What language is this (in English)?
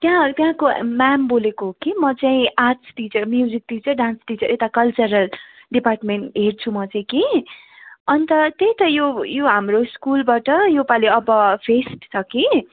Nepali